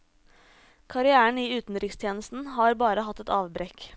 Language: Norwegian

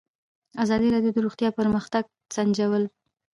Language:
Pashto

